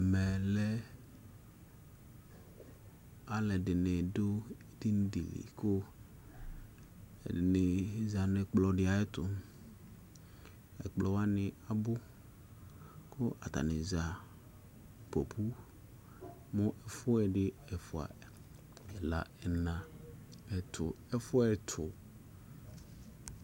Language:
Ikposo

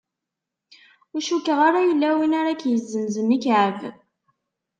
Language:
Kabyle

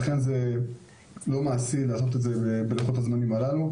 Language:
Hebrew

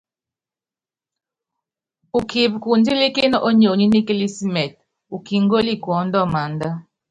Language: Yangben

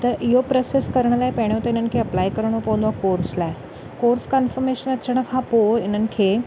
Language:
Sindhi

